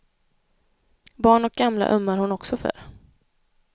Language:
Swedish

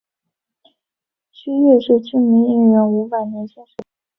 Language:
Chinese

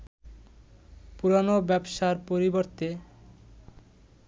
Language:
Bangla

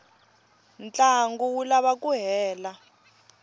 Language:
Tsonga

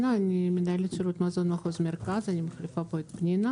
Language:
Hebrew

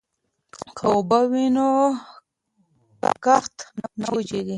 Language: Pashto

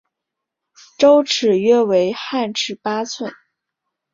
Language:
Chinese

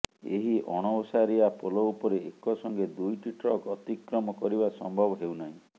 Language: Odia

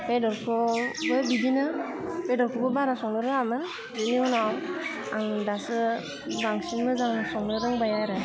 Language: Bodo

